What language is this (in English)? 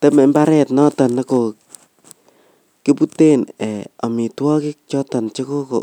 Kalenjin